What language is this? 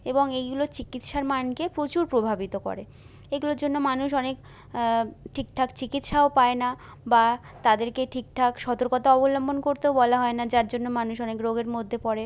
Bangla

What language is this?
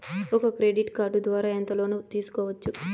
Telugu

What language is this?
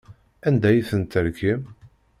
Kabyle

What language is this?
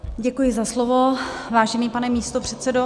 Czech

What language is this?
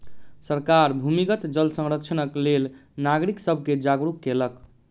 Maithili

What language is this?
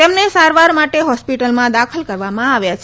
Gujarati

